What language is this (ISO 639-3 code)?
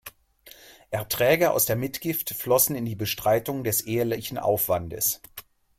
deu